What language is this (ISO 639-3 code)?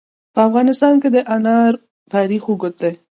pus